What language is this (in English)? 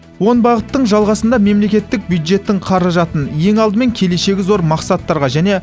Kazakh